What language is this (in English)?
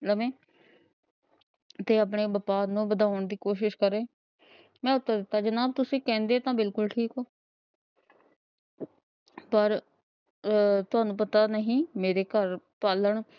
Punjabi